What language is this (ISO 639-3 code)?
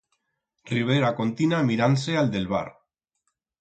arg